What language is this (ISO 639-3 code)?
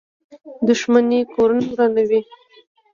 pus